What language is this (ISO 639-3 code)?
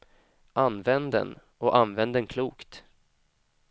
swe